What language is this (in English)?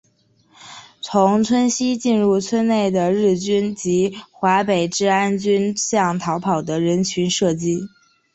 Chinese